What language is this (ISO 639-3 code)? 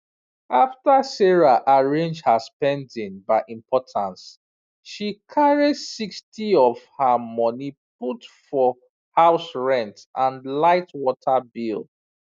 pcm